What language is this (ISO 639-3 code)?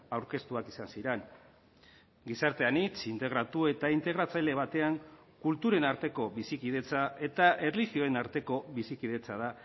eus